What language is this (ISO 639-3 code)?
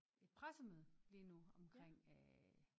dan